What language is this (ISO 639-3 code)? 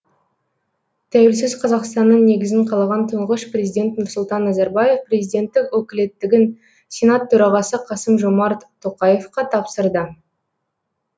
kaz